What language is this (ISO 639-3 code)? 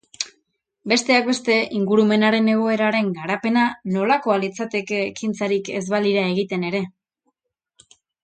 eus